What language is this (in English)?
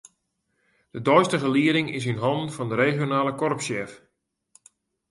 Western Frisian